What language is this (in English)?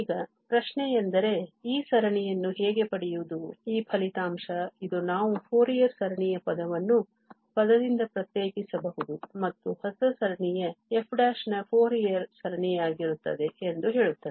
Kannada